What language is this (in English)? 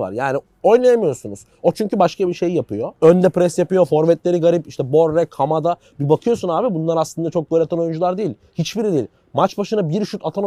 Turkish